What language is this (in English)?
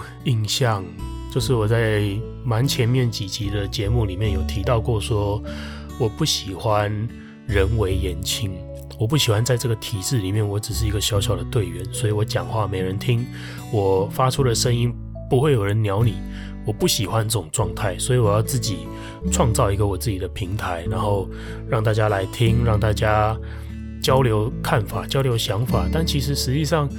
Chinese